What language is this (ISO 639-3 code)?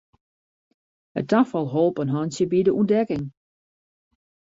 fry